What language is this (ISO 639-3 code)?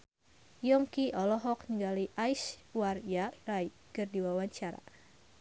sun